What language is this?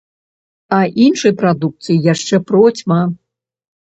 Belarusian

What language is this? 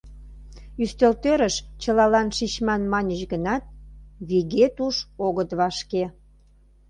Mari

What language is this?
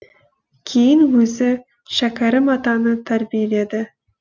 Kazakh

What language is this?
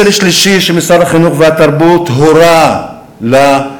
Hebrew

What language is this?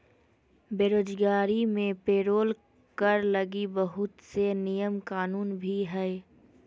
Magahi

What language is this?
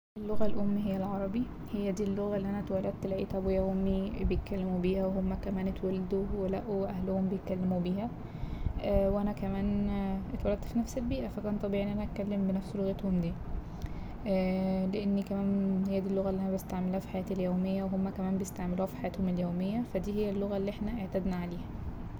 Egyptian Arabic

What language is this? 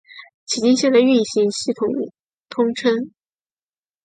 Chinese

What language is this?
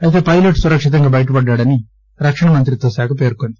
Telugu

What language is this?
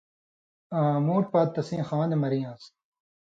Indus Kohistani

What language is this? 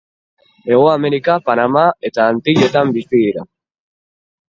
Basque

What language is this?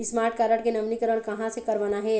Chhattisgarhi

